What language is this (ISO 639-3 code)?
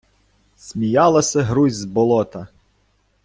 ukr